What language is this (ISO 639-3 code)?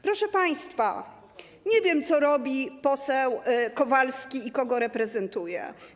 pol